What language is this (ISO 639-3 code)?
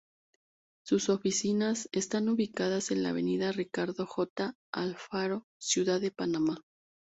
spa